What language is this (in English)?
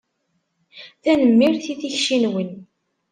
Kabyle